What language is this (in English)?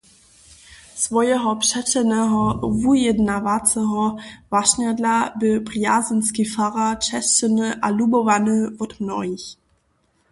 Upper Sorbian